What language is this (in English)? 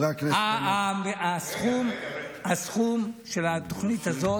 Hebrew